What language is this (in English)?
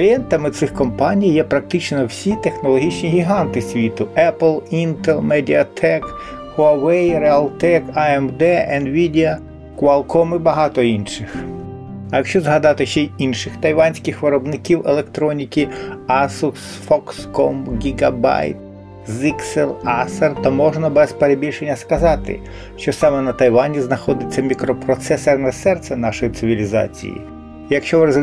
Ukrainian